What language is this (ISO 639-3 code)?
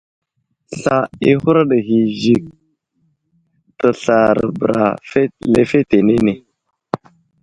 udl